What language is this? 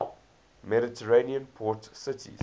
English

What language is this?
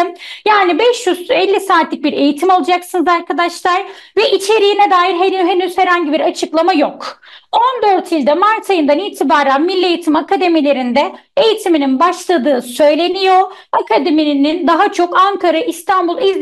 Turkish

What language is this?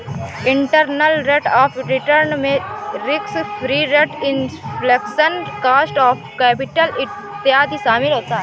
Hindi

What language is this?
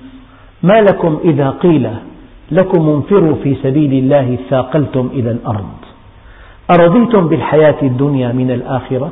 Arabic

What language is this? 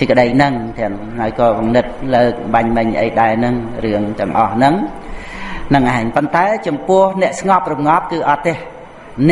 Vietnamese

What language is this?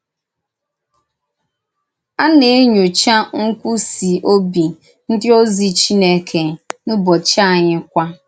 Igbo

